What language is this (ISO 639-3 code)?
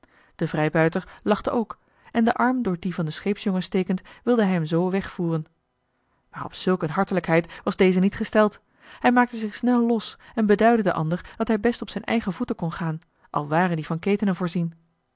nld